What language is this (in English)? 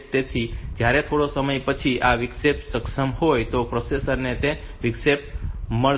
Gujarati